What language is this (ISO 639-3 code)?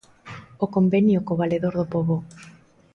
glg